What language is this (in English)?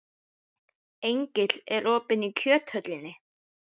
Icelandic